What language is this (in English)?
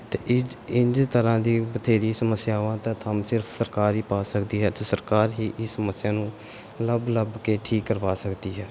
Punjabi